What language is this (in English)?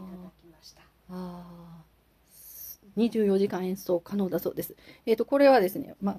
Japanese